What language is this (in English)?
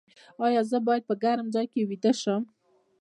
Pashto